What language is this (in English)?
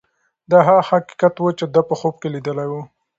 Pashto